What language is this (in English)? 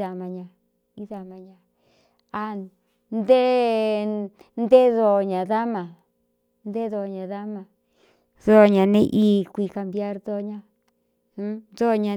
Cuyamecalco Mixtec